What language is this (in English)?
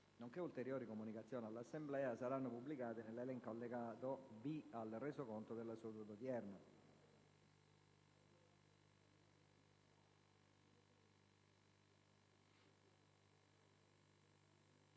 Italian